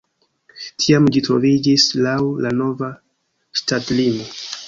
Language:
Esperanto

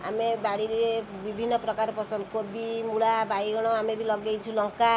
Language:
Odia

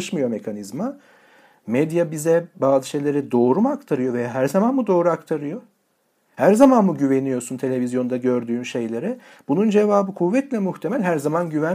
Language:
Turkish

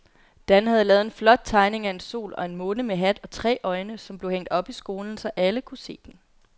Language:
Danish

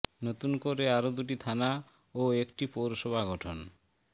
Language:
Bangla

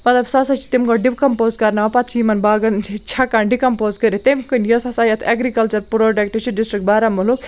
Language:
Kashmiri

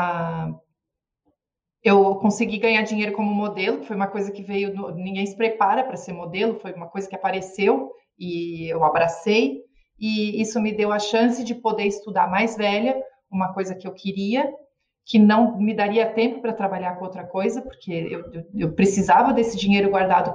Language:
Portuguese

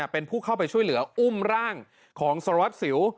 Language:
Thai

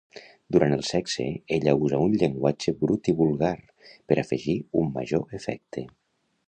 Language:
Catalan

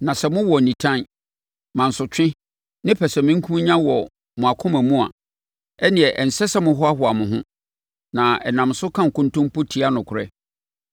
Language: Akan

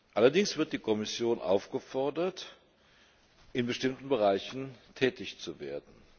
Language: German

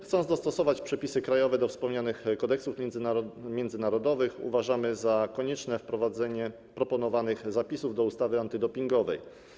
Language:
Polish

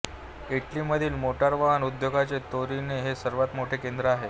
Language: Marathi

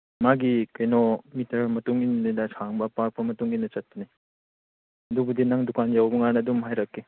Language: Manipuri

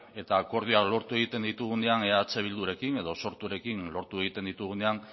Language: Basque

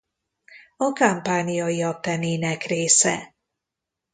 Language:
Hungarian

